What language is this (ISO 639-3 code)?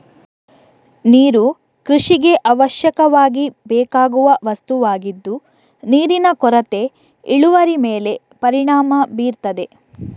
kan